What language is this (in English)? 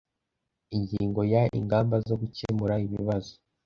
Kinyarwanda